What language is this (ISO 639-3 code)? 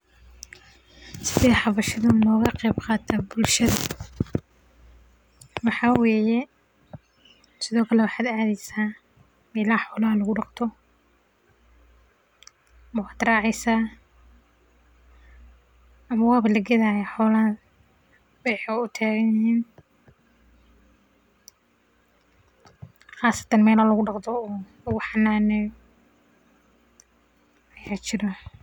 som